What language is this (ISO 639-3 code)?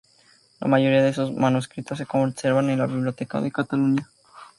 spa